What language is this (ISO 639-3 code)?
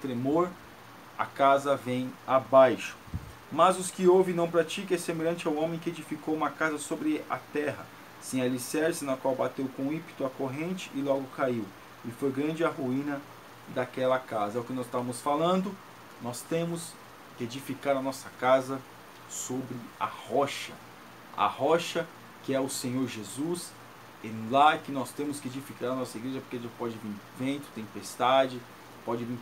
por